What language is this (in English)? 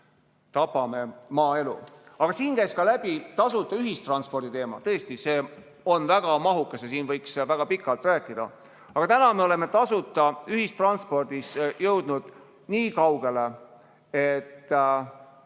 Estonian